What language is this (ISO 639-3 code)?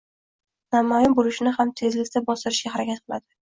uzb